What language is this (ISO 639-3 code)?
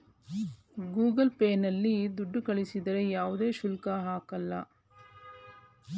kan